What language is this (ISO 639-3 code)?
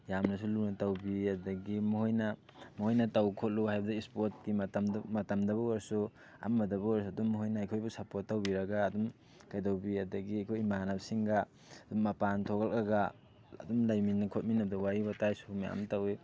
mni